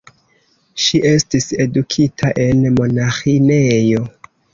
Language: Esperanto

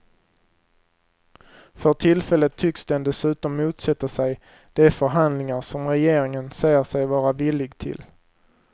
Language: Swedish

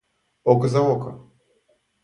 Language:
Russian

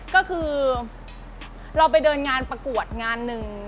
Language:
Thai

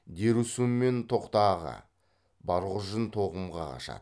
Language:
Kazakh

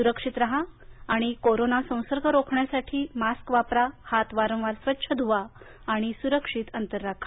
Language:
Marathi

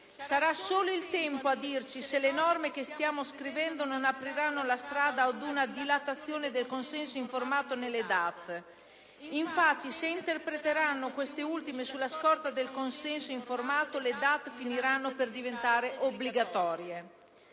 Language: Italian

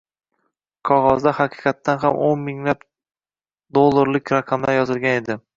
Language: Uzbek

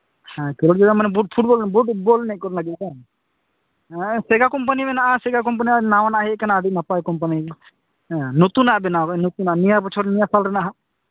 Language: Santali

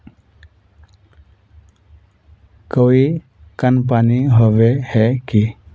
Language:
Magahi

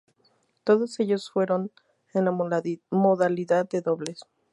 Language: Spanish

